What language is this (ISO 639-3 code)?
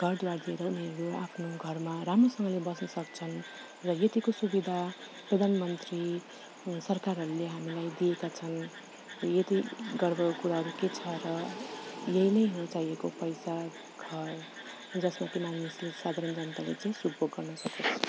nep